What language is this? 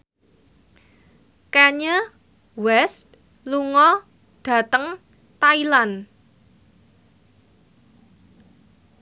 Javanese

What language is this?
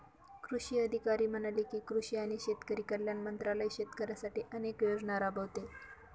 Marathi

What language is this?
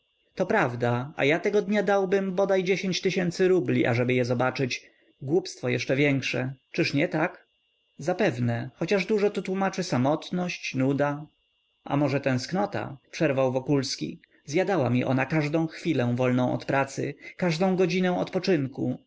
Polish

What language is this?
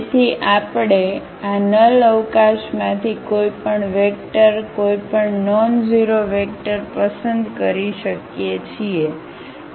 Gujarati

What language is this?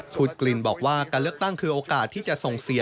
Thai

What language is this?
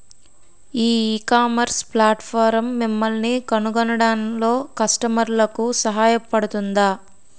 Telugu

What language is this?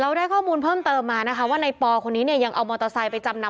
Thai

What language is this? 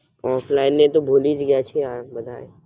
Gujarati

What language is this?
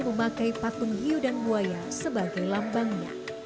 Indonesian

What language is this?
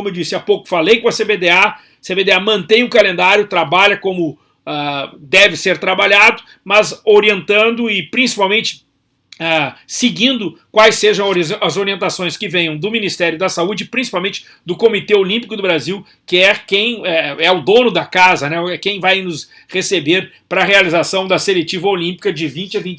Portuguese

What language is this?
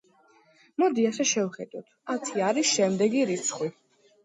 Georgian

